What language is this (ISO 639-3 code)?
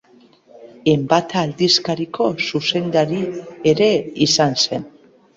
eus